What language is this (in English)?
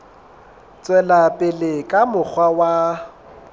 Southern Sotho